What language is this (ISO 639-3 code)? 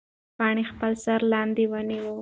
pus